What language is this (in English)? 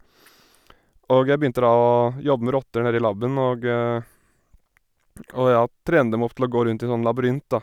Norwegian